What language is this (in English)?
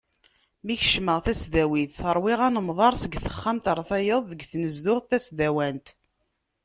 Kabyle